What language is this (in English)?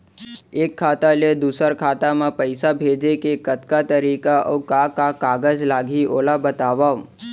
Chhattisgarhi